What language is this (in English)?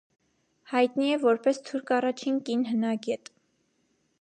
Armenian